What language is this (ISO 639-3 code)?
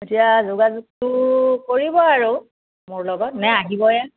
asm